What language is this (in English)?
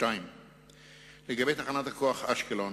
Hebrew